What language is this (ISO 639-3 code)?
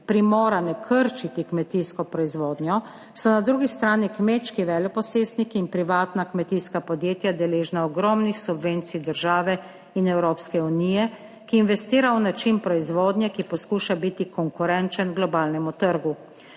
slv